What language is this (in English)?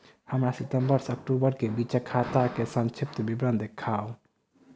Maithili